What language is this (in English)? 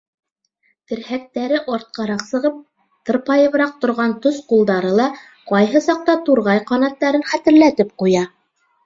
Bashkir